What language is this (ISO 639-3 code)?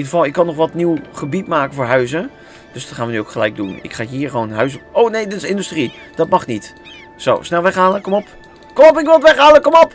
nld